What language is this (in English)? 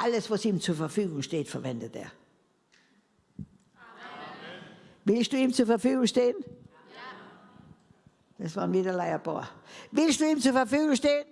German